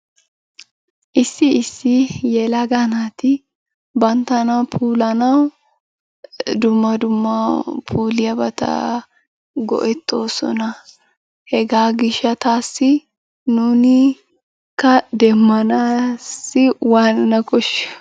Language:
Wolaytta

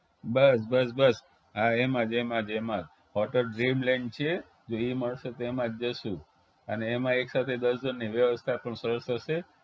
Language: Gujarati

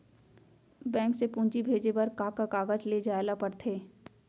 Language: Chhattisgarhi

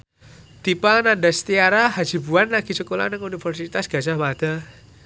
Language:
Javanese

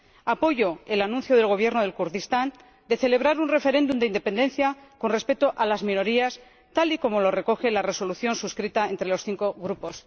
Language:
Spanish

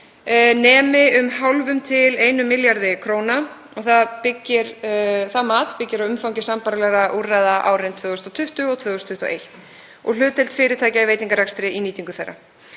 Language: Icelandic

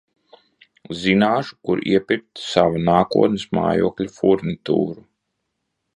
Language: Latvian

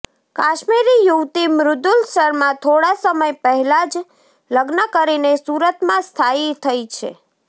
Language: Gujarati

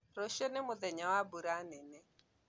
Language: Kikuyu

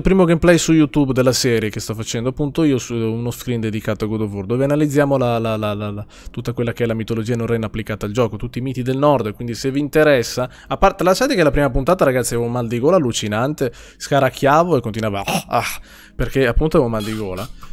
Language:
Italian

